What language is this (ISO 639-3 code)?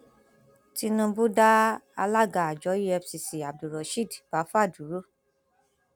yor